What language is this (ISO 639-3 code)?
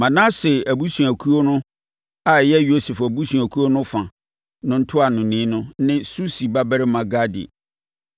aka